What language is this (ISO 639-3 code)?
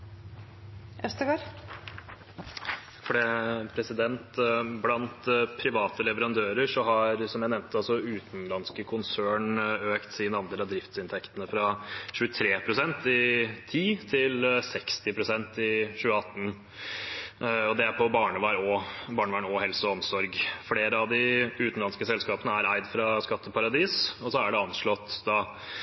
nob